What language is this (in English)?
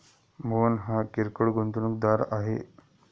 Marathi